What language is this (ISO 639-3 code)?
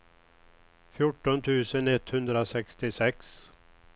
swe